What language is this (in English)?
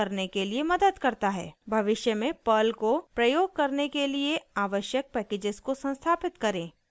Hindi